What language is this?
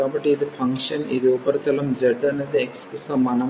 Telugu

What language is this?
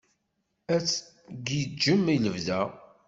Kabyle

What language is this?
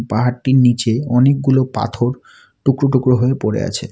Bangla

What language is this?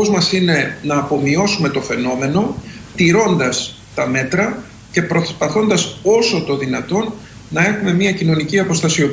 Greek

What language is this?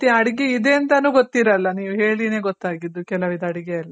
Kannada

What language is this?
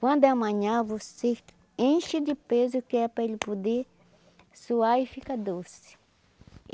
Portuguese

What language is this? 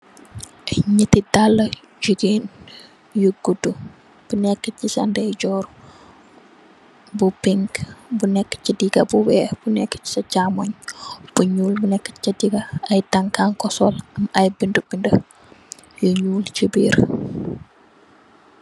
Wolof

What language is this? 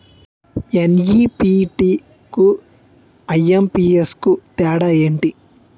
Telugu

